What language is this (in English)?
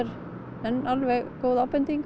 Icelandic